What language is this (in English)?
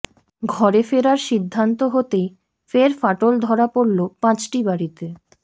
Bangla